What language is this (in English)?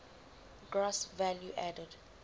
English